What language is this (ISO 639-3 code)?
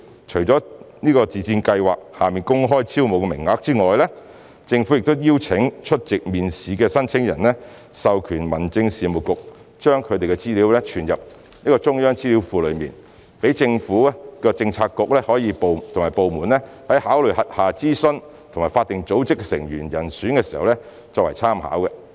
yue